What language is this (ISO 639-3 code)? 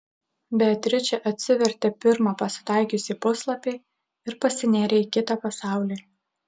lit